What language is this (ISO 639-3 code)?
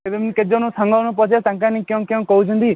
ori